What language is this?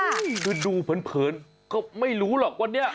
Thai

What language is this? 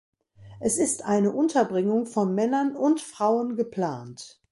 German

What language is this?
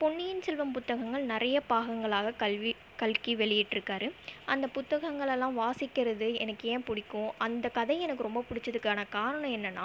Tamil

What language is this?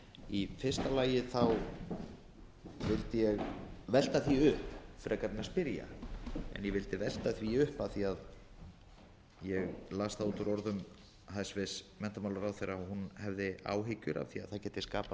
Icelandic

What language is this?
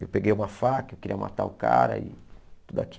Portuguese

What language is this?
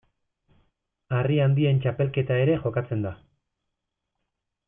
Basque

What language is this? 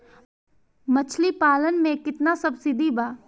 Bhojpuri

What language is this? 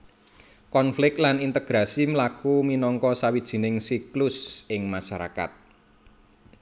Javanese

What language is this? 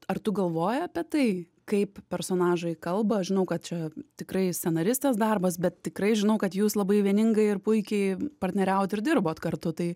Lithuanian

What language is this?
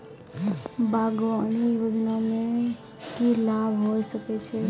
Maithili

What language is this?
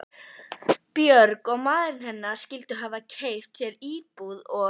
Icelandic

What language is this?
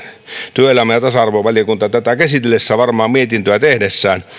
Finnish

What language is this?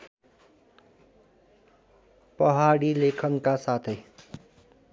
Nepali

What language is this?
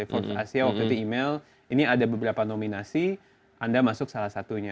Indonesian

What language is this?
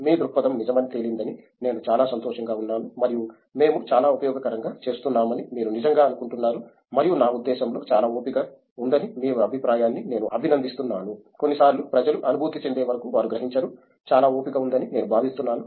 Telugu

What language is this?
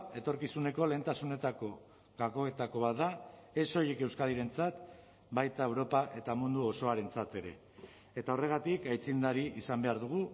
Basque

